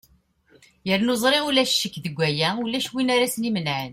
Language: Kabyle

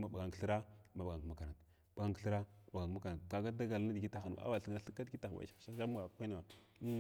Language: Glavda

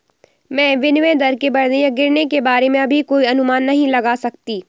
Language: Hindi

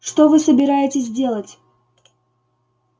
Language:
Russian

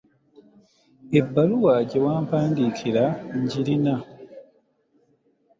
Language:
Ganda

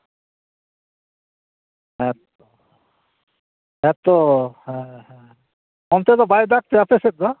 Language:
Santali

